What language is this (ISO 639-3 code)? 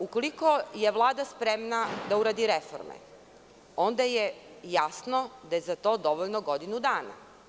srp